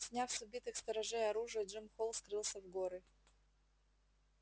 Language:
Russian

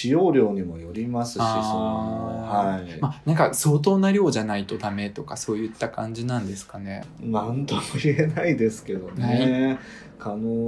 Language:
Japanese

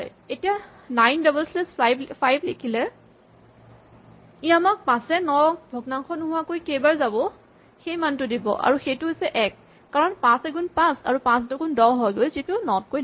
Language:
Assamese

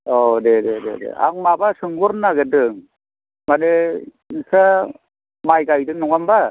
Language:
Bodo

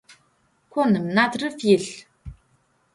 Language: Adyghe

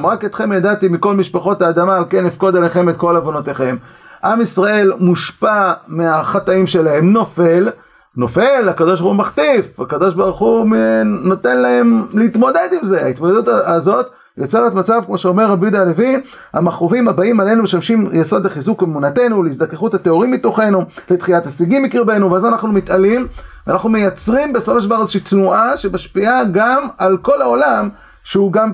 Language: Hebrew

